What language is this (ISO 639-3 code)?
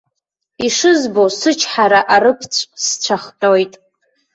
abk